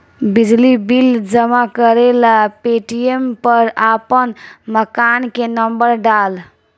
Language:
Bhojpuri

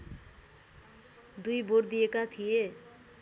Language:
Nepali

